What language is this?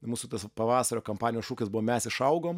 Lithuanian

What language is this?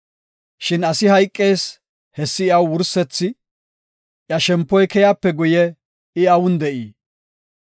Gofa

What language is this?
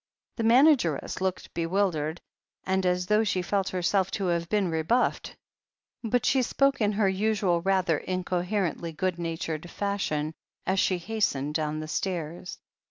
English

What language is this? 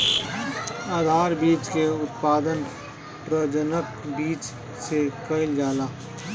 Bhojpuri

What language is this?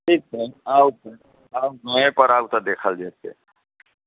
Maithili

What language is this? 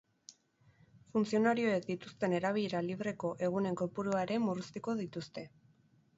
Basque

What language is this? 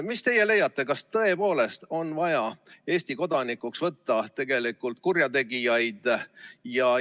Estonian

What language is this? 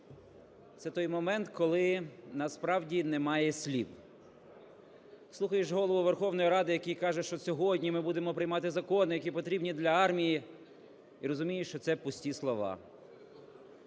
Ukrainian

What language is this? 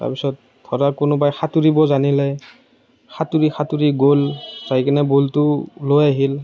Assamese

